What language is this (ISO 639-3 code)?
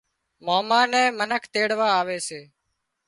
kxp